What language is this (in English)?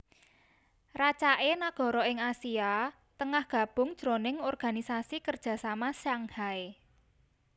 Javanese